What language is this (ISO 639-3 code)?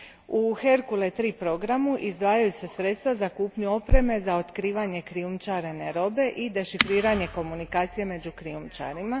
hrv